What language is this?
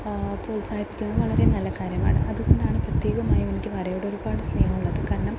Malayalam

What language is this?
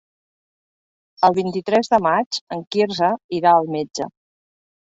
Catalan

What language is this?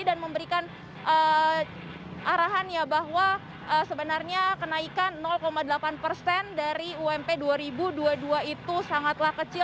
Indonesian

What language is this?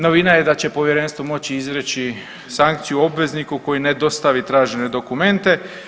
Croatian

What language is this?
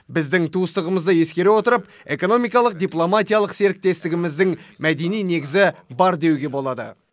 Kazakh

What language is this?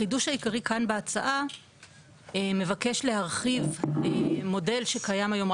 Hebrew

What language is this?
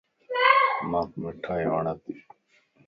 Lasi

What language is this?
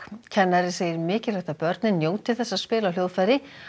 Icelandic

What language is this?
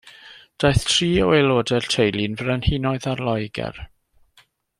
Welsh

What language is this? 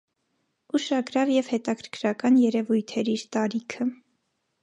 Armenian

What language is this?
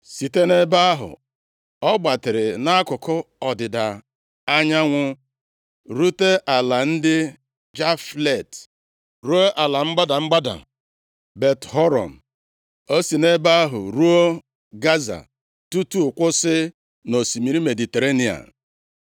Igbo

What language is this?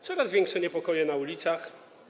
Polish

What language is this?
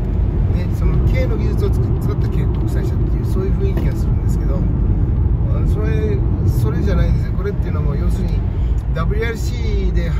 Japanese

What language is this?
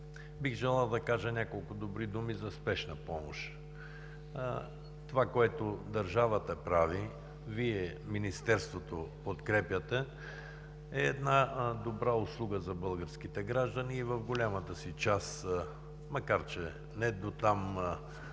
Bulgarian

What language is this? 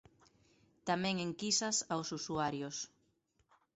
Galician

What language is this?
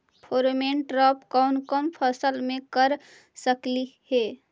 Magahi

